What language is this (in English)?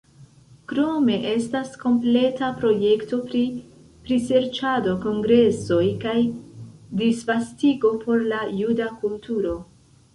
Esperanto